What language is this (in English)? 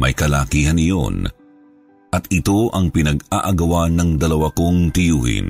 Filipino